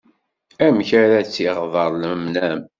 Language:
Kabyle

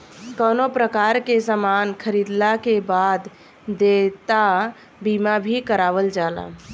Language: Bhojpuri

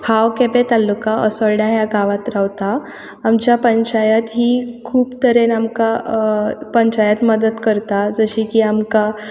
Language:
Konkani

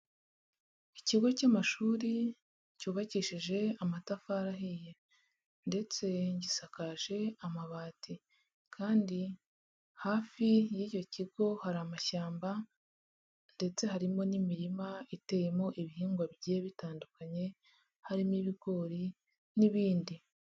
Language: Kinyarwanda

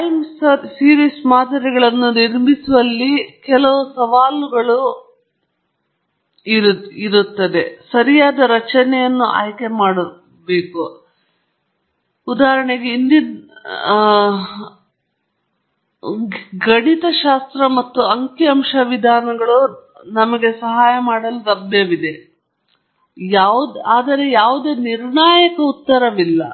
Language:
Kannada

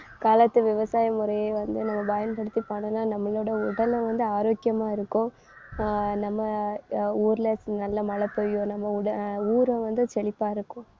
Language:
Tamil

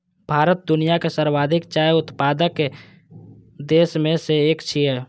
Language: Maithili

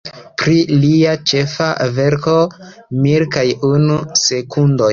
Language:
Esperanto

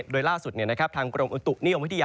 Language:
Thai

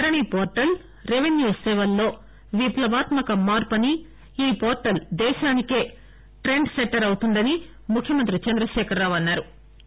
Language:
Telugu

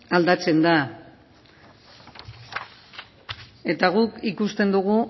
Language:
Basque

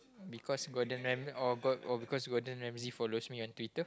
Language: English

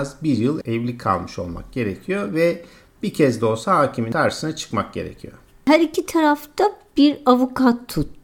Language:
Turkish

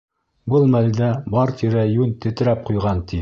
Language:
Bashkir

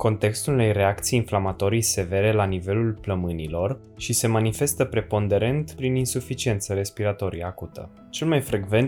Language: Romanian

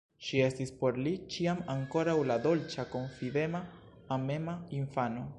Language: Esperanto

